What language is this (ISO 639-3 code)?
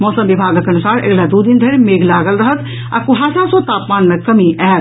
mai